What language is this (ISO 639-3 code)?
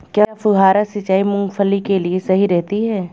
hin